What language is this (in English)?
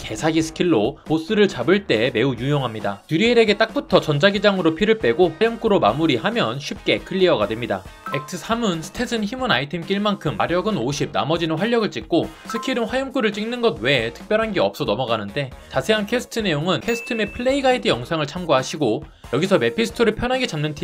Korean